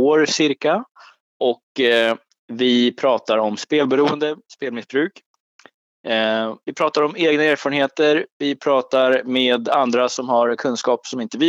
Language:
Swedish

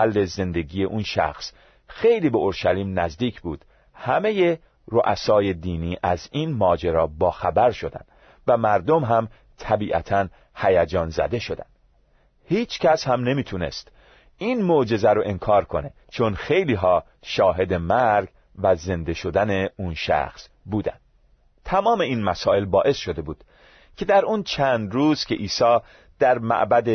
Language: Persian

